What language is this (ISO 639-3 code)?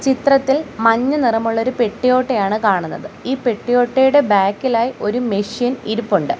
mal